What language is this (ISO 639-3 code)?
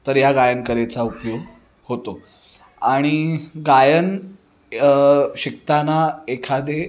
mar